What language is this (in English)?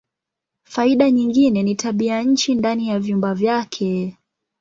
Swahili